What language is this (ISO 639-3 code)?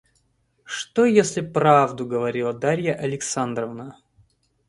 rus